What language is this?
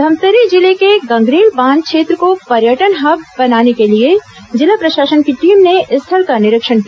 Hindi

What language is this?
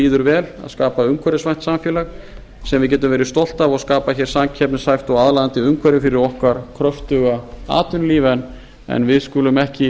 Icelandic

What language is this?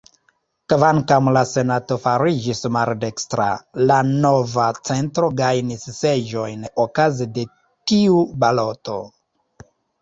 Esperanto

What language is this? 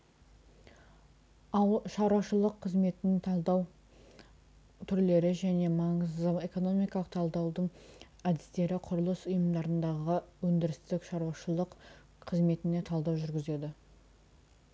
Kazakh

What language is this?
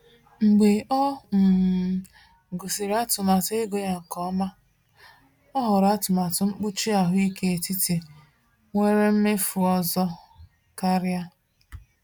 Igbo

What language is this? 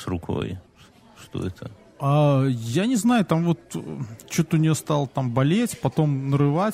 Russian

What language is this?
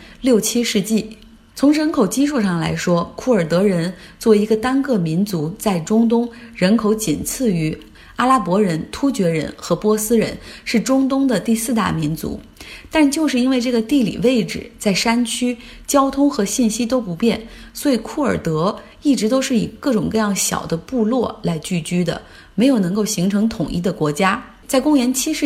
Chinese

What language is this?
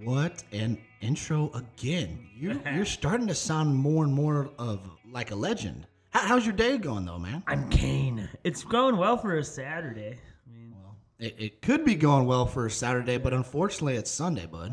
English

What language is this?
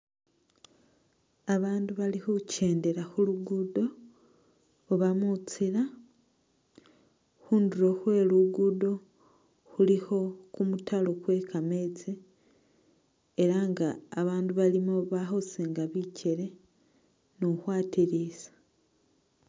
Masaaba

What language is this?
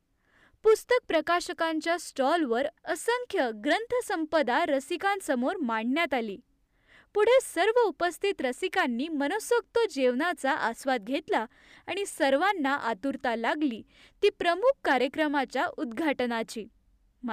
Marathi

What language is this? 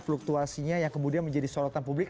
Indonesian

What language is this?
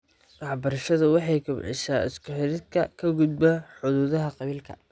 Somali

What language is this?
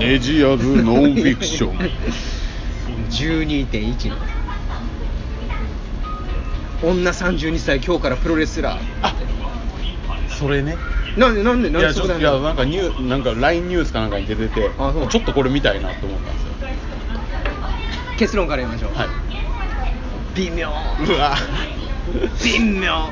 Japanese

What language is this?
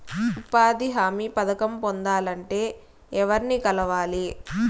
Telugu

